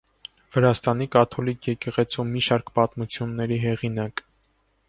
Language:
Armenian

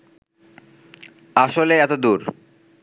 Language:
Bangla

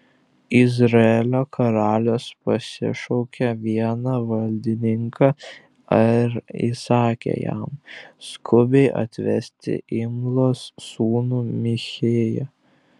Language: Lithuanian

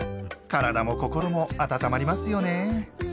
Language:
Japanese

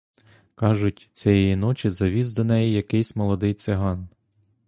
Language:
Ukrainian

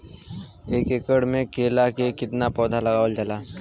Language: Bhojpuri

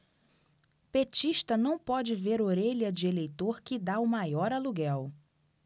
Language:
Portuguese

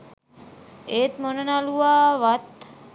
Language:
Sinhala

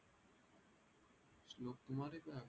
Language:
Marathi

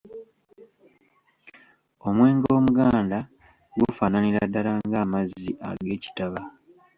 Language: Ganda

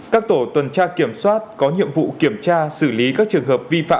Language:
Vietnamese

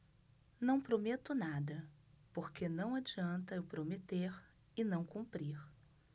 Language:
Portuguese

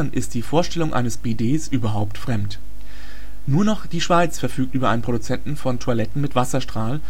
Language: German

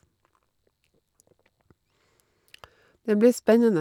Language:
Norwegian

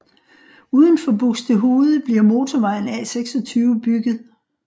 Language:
Danish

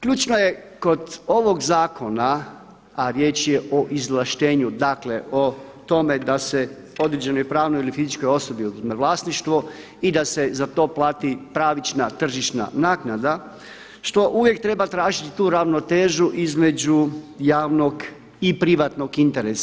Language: Croatian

